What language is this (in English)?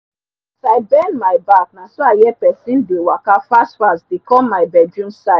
Nigerian Pidgin